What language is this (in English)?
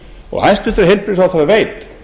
Icelandic